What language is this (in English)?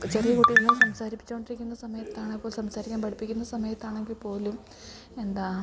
Malayalam